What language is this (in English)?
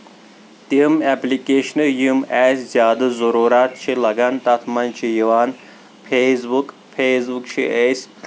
Kashmiri